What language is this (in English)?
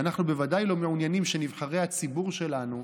Hebrew